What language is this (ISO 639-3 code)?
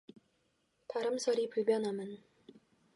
kor